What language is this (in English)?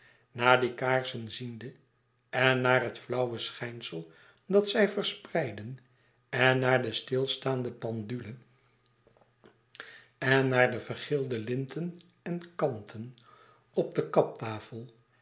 Dutch